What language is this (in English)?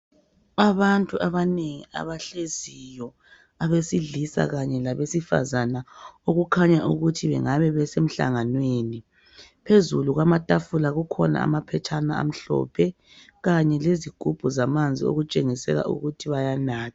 North Ndebele